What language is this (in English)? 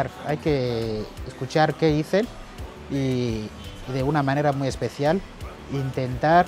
Spanish